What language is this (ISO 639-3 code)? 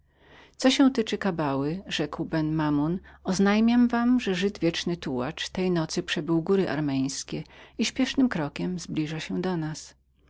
pol